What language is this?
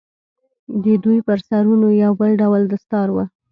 Pashto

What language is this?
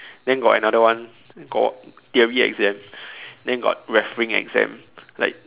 English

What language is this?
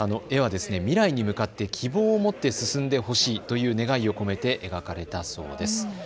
Japanese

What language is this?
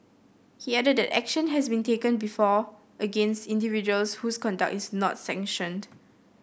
English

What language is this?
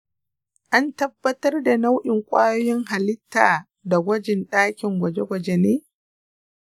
Hausa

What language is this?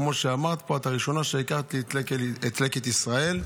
Hebrew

